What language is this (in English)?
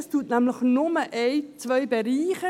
Swiss German